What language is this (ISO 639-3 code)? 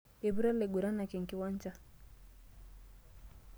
mas